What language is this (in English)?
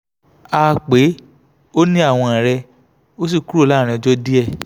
Yoruba